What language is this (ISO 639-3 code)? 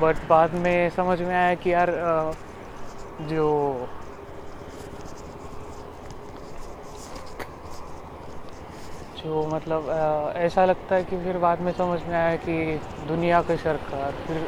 mar